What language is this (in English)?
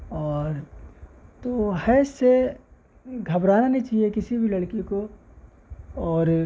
Urdu